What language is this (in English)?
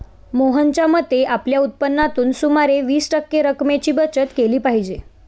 Marathi